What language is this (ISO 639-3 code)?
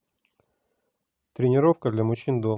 rus